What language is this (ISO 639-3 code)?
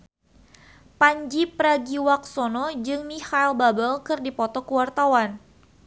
sun